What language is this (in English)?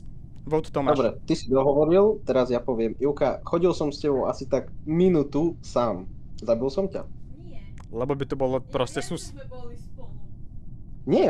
Slovak